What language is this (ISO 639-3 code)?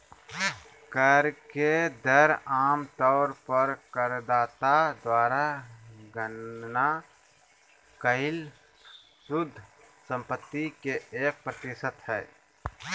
mag